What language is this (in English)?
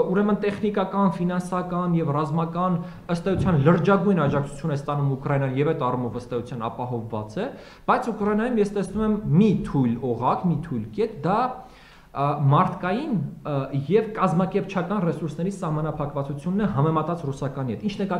Romanian